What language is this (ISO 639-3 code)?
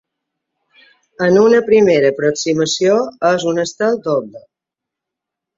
cat